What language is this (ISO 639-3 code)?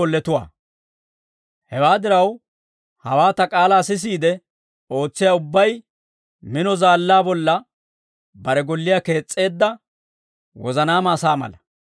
dwr